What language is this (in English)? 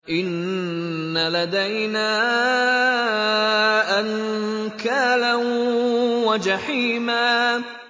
Arabic